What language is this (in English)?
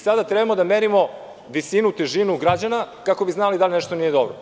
Serbian